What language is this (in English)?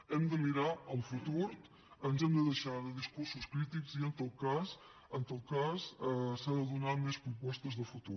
Catalan